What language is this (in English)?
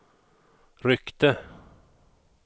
Swedish